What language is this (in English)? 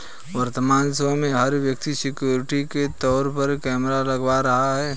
Hindi